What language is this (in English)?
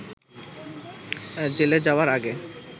Bangla